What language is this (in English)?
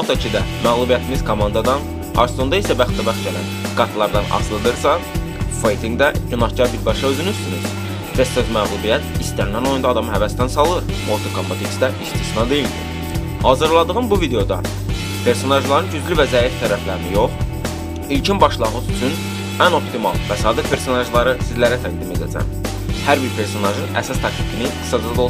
Turkish